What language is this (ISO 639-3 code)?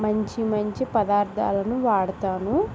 tel